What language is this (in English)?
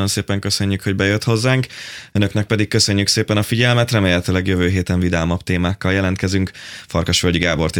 Hungarian